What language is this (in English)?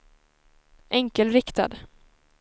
Swedish